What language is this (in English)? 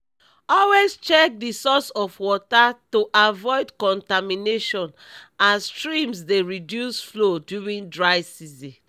Nigerian Pidgin